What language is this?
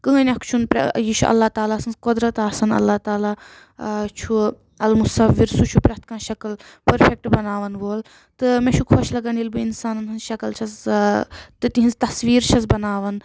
Kashmiri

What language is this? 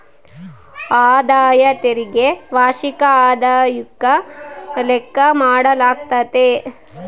Kannada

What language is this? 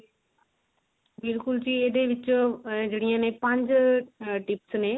Punjabi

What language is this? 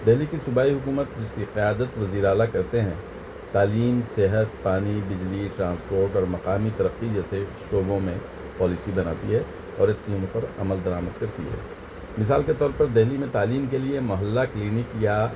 Urdu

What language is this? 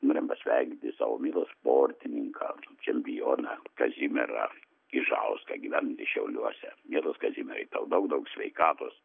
Lithuanian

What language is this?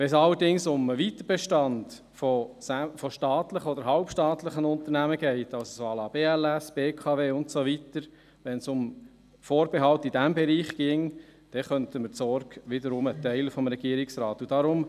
Swiss German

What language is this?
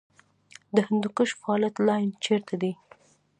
Pashto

